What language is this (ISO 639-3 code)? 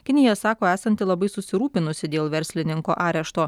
lit